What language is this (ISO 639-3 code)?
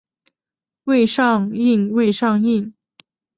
zho